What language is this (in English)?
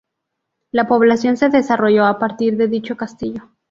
Spanish